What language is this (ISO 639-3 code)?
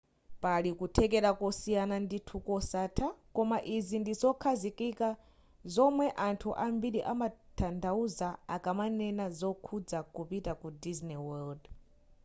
nya